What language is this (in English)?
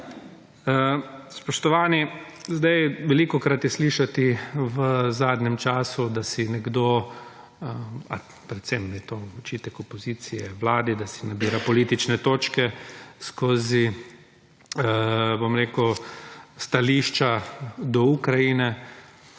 Slovenian